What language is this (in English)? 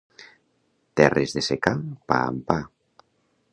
Catalan